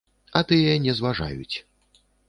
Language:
Belarusian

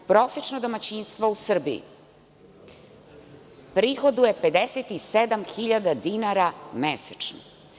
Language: Serbian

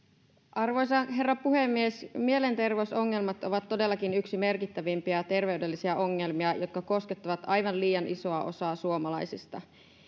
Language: Finnish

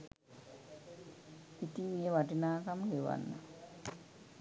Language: Sinhala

